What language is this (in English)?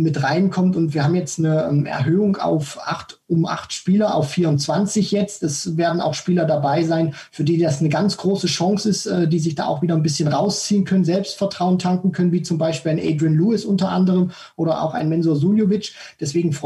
German